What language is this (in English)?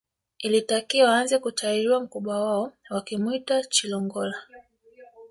Swahili